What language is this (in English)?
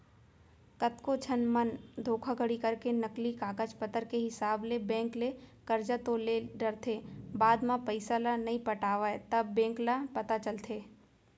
Chhattisgarhi